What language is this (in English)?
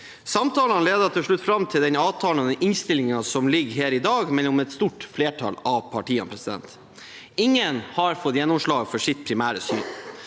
Norwegian